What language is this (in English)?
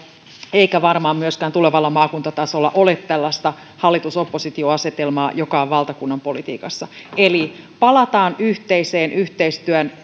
Finnish